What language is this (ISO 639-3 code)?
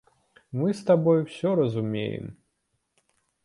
bel